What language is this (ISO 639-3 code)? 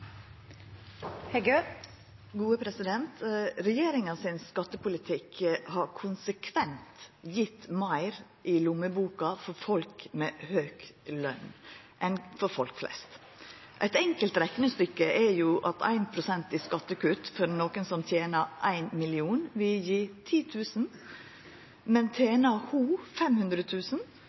nno